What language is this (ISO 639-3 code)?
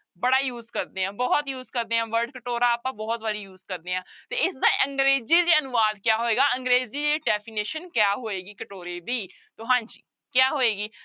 pan